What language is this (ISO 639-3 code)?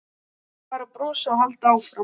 isl